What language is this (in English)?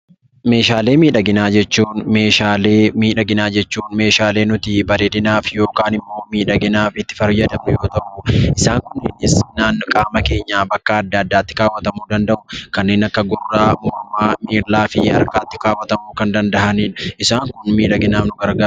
Oromo